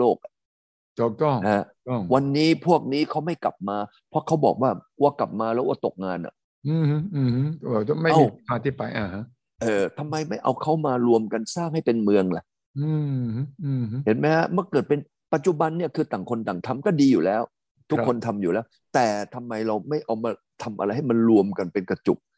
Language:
Thai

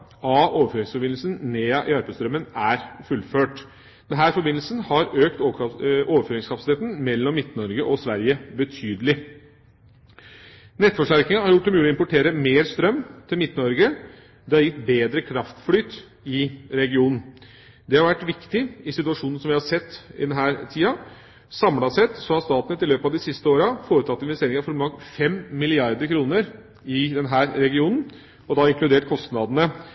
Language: Norwegian Bokmål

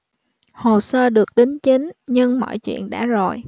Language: Vietnamese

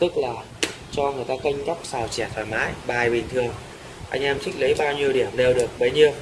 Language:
Vietnamese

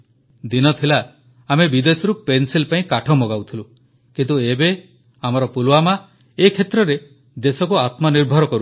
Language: Odia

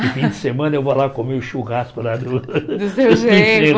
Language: Portuguese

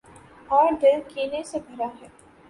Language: Urdu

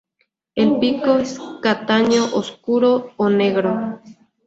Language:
Spanish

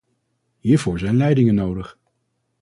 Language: Dutch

